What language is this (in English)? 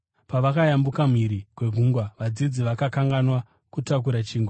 Shona